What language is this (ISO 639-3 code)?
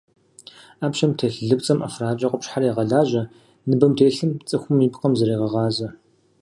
kbd